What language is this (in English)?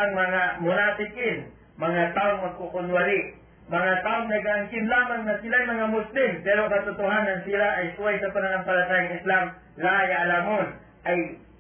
Filipino